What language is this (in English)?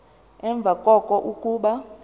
Xhosa